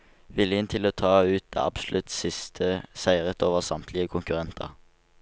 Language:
Norwegian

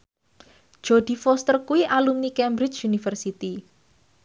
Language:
Javanese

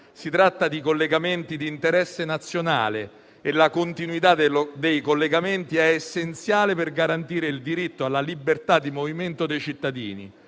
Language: Italian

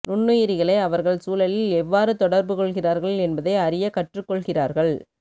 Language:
Tamil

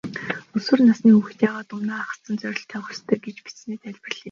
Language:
Mongolian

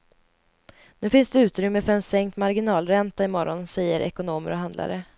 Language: Swedish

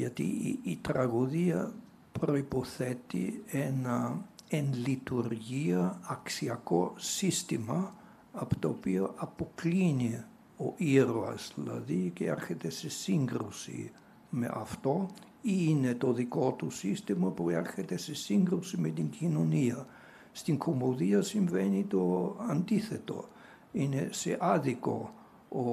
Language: Greek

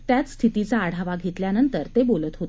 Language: Marathi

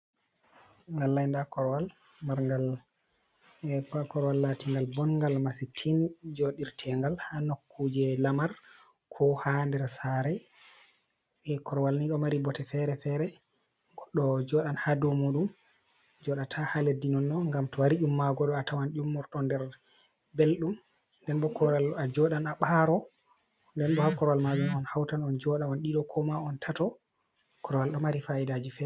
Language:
Fula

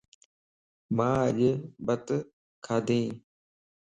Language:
Lasi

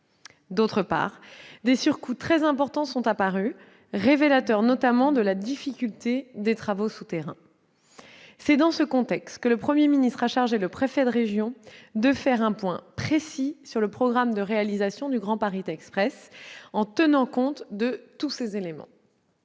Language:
French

